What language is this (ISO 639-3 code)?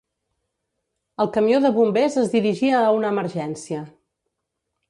cat